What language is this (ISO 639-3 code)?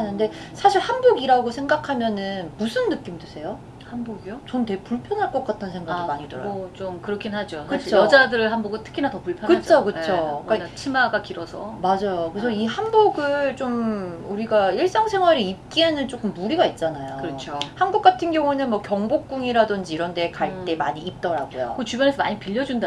kor